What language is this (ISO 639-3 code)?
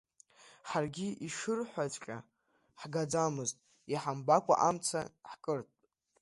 abk